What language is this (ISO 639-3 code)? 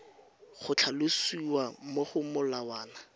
tsn